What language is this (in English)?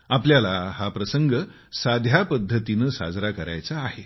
Marathi